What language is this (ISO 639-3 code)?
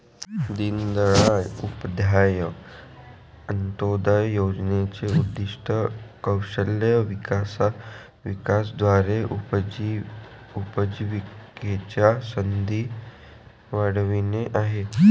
mar